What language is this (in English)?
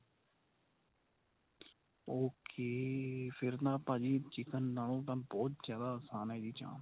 Punjabi